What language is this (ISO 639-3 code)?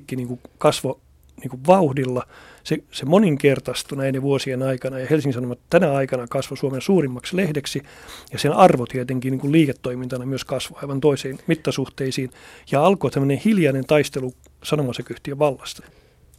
fin